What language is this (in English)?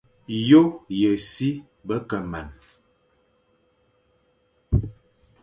Fang